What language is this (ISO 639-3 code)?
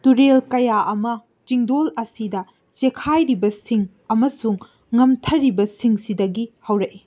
mni